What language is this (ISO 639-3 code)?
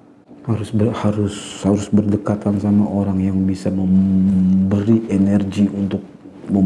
ind